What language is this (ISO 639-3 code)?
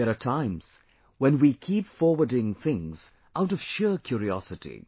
eng